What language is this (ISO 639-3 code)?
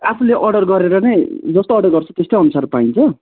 nep